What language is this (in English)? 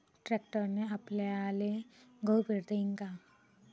Marathi